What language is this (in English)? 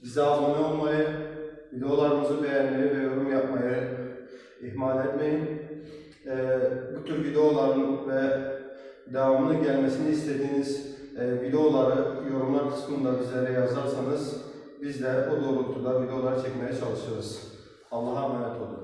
Turkish